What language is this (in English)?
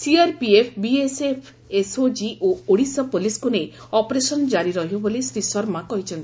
Odia